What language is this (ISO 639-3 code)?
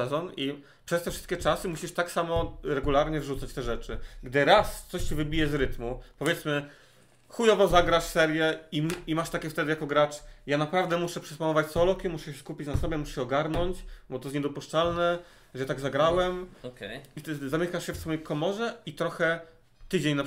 pol